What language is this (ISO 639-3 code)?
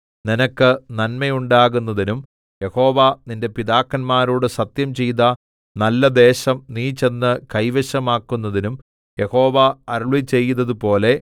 mal